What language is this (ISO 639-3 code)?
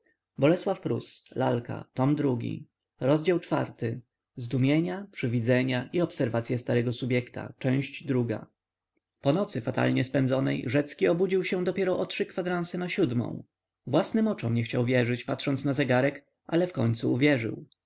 pol